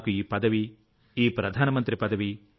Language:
Telugu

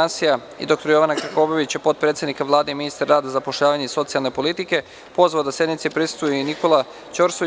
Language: Serbian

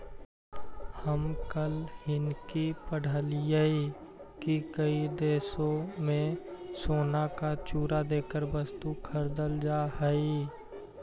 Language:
Magahi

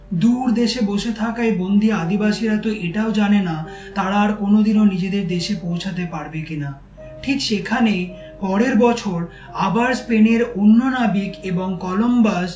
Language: Bangla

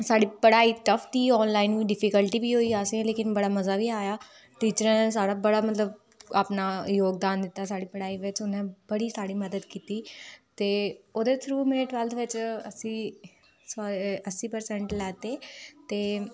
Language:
Dogri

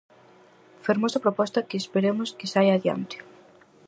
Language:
Galician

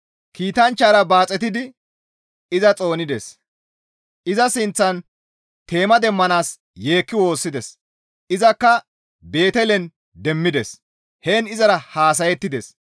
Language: Gamo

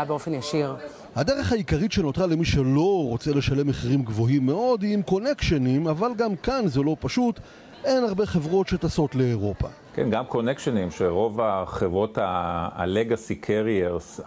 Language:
Hebrew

